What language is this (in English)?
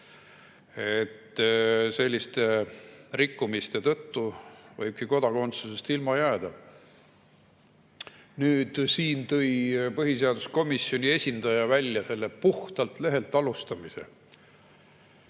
Estonian